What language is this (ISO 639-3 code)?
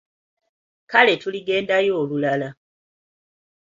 lug